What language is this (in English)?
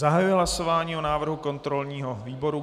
Czech